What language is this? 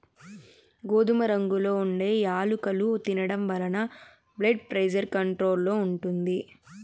Telugu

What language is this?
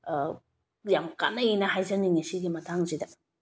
Manipuri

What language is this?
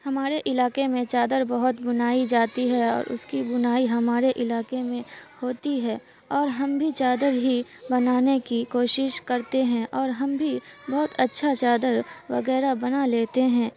Urdu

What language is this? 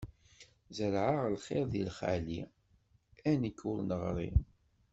Kabyle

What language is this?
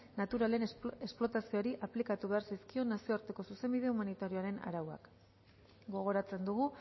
Basque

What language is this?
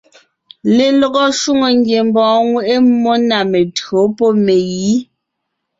Ngiemboon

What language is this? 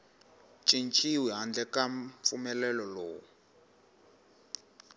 Tsonga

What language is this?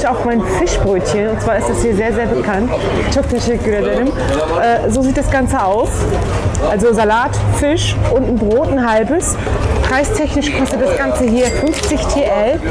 German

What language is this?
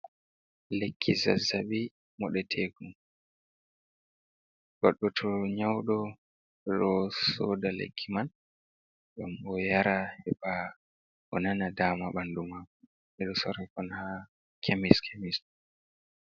Fula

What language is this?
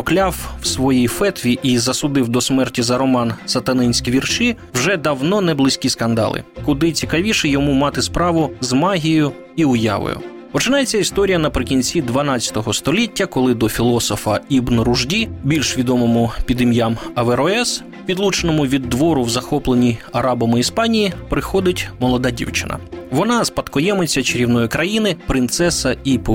Ukrainian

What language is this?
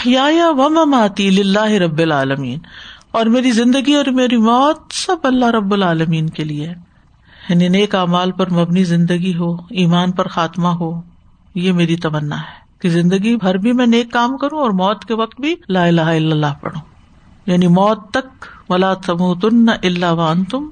Urdu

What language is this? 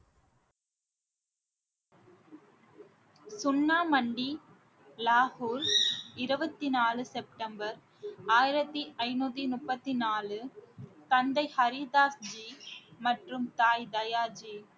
Tamil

